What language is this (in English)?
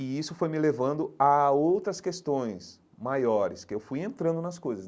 Portuguese